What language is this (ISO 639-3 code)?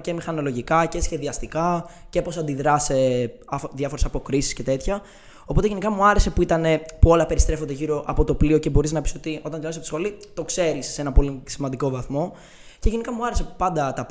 ell